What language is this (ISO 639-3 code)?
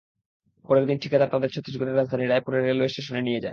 ben